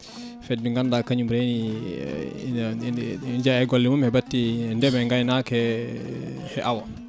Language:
Fula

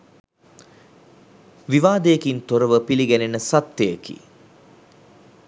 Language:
Sinhala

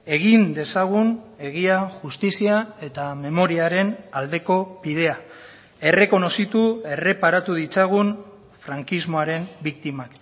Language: Basque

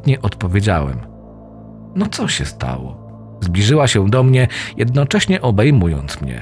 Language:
Polish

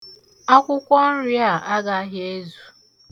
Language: Igbo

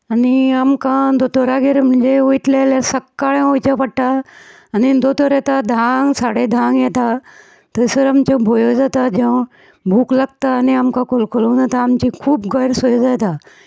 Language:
Konkani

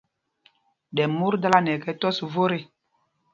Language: Mpumpong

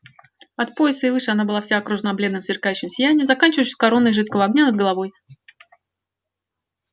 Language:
Russian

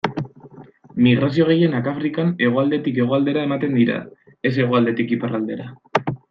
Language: Basque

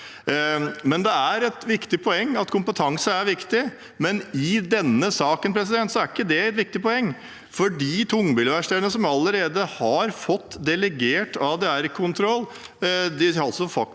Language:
Norwegian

